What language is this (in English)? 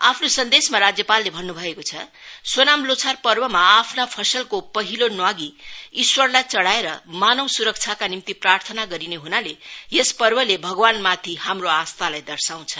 Nepali